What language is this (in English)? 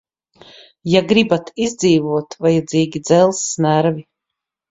Latvian